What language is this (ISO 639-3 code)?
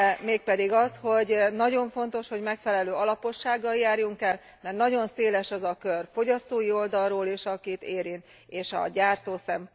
hun